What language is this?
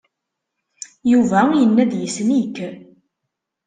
Kabyle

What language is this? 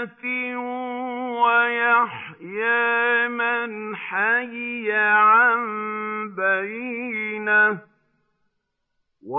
Arabic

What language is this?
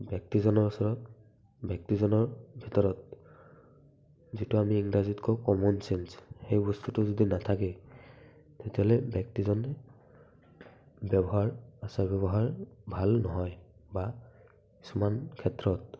Assamese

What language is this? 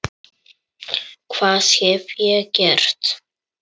Icelandic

